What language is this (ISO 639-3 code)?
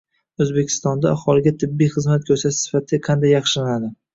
uzb